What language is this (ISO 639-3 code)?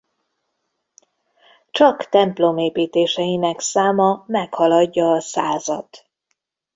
hun